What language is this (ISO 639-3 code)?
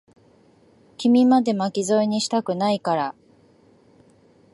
jpn